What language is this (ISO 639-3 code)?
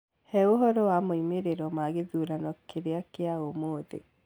kik